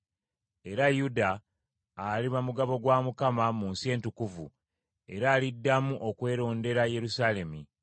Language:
Ganda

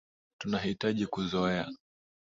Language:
Swahili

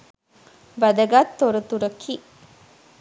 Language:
Sinhala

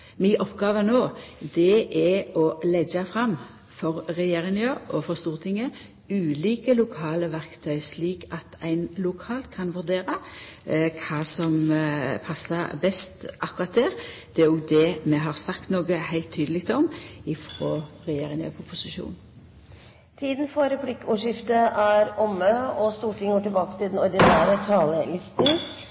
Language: Norwegian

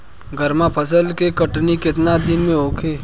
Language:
Bhojpuri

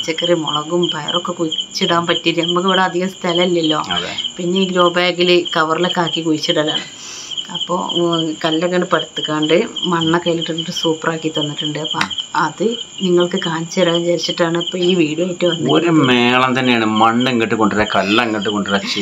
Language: Malayalam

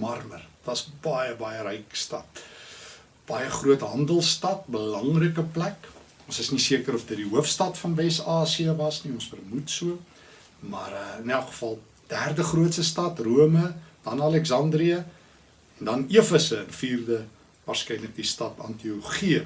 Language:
Dutch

